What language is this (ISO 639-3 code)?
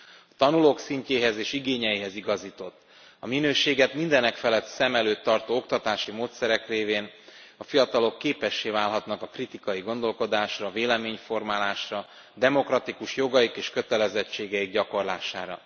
hun